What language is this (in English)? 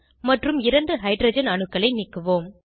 Tamil